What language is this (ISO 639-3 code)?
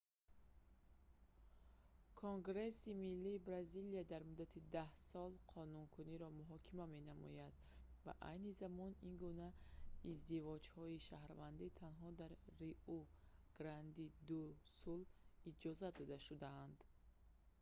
tgk